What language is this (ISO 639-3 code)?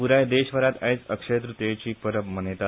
kok